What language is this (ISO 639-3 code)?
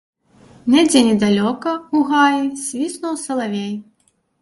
bel